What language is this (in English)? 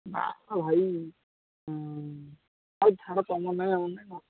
Odia